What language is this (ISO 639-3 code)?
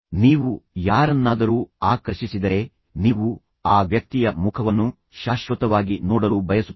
kan